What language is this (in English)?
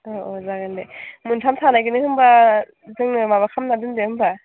Bodo